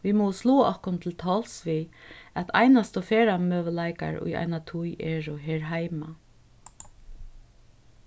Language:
Faroese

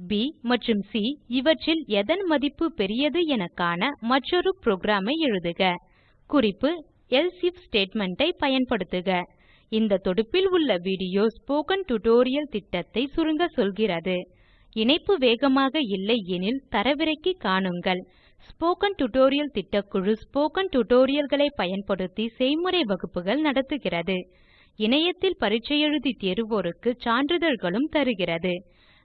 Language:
English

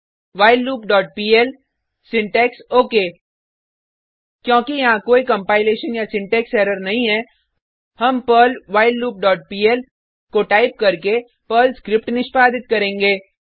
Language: Hindi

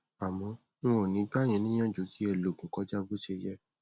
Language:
Yoruba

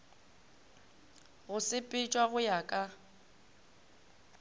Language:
Northern Sotho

